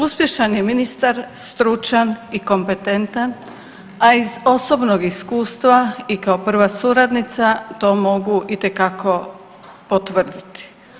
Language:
Croatian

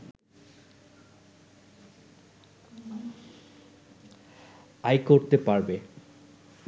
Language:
Bangla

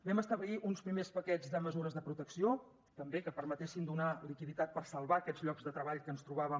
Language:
Catalan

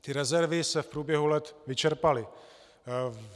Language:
Czech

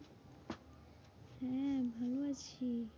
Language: Bangla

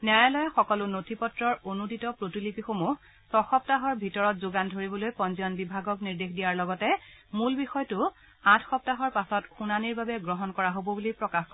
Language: Assamese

